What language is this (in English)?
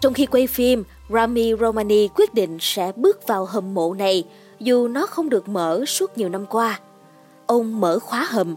Vietnamese